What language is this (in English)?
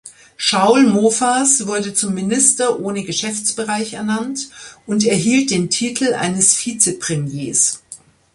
German